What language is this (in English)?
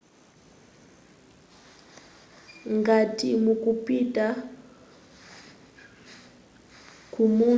Nyanja